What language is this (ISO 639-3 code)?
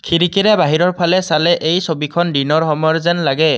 asm